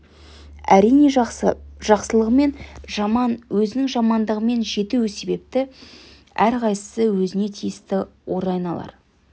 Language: Kazakh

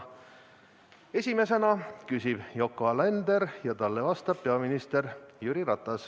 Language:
Estonian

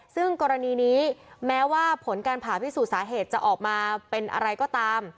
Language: Thai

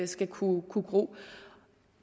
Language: Danish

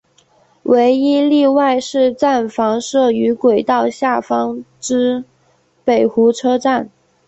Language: Chinese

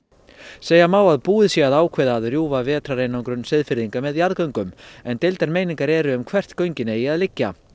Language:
Icelandic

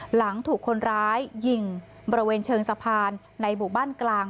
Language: Thai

